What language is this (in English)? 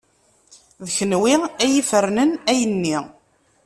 Kabyle